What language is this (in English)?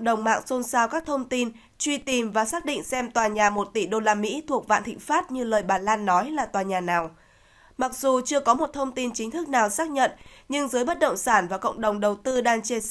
Vietnamese